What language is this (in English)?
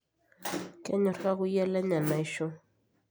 Masai